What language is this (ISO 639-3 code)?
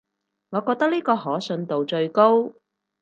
yue